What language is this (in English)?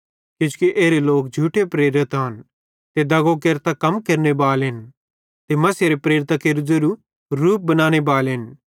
Bhadrawahi